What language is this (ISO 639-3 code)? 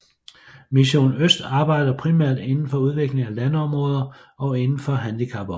dan